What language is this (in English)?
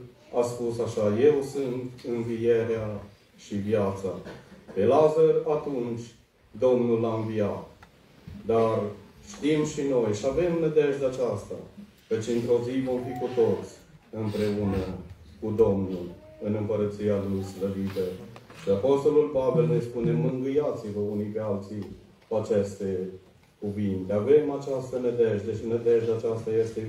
Romanian